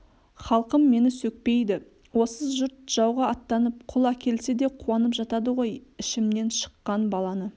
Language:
Kazakh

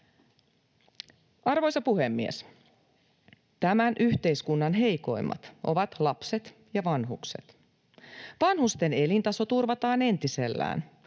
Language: Finnish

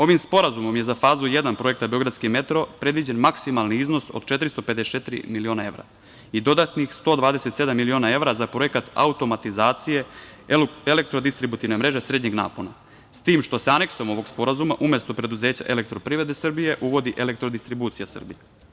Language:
Serbian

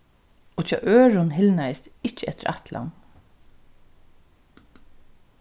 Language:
Faroese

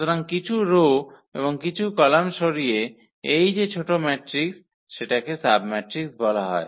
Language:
Bangla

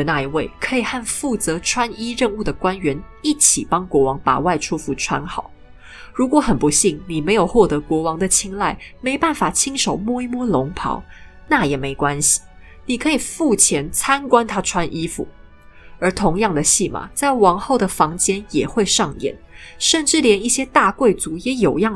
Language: Chinese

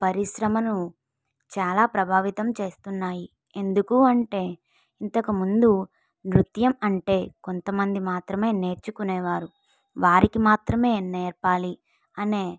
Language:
Telugu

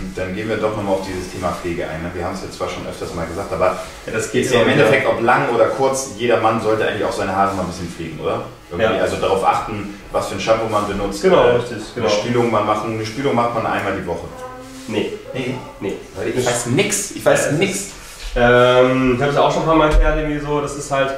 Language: German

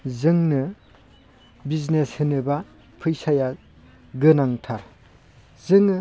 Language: Bodo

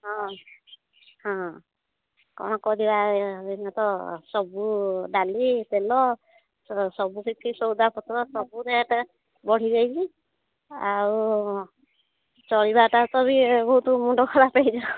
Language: Odia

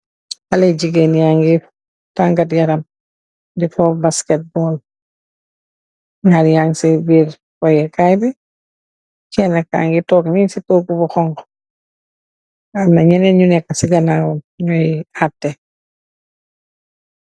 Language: Wolof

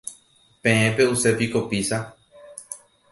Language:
Guarani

